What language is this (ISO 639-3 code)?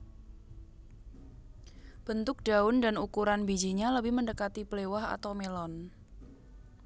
jav